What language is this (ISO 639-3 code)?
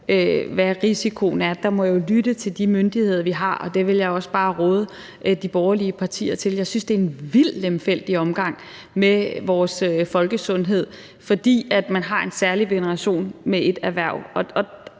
dan